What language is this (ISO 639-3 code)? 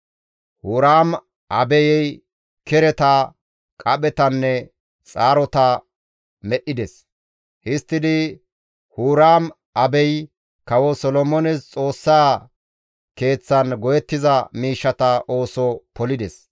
gmv